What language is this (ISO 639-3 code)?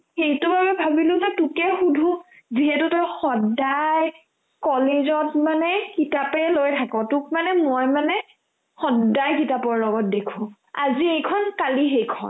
asm